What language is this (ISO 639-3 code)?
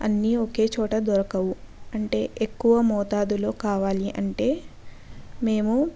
tel